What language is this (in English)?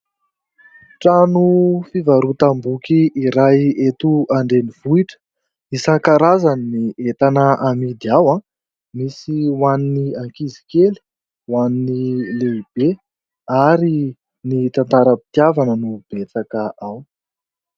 Malagasy